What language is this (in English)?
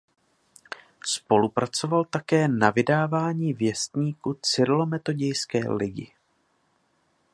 Czech